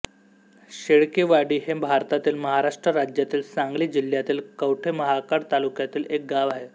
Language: Marathi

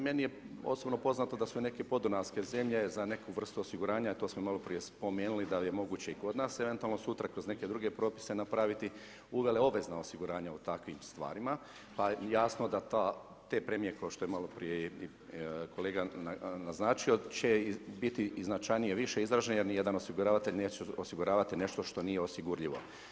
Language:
Croatian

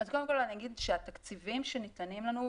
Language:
Hebrew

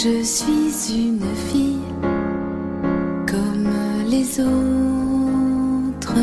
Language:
Persian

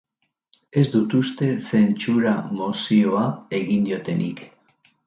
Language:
Basque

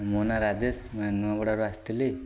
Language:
Odia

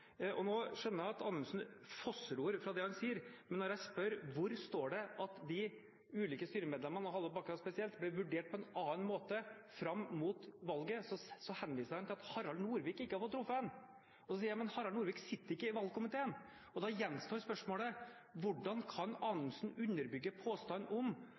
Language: Norwegian Bokmål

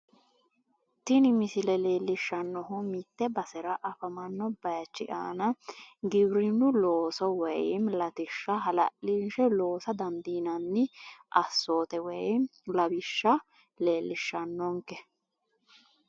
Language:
Sidamo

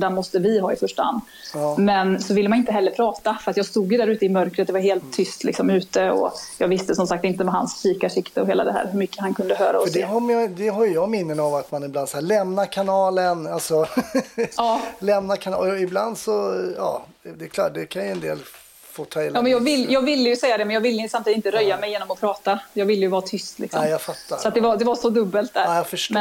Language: Swedish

